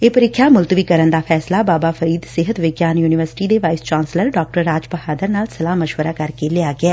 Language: Punjabi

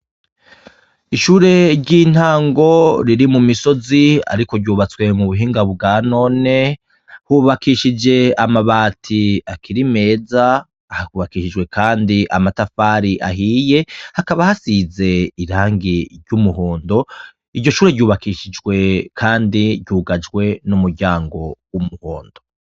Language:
Rundi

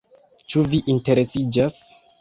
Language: Esperanto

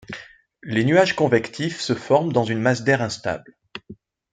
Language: French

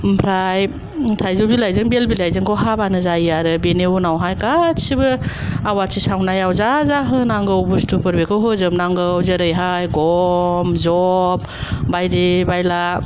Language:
Bodo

